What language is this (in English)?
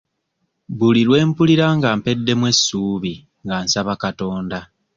Ganda